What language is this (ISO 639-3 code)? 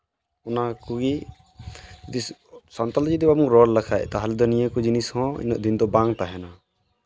sat